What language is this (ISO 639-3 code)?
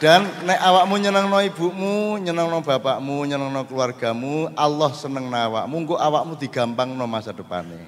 ind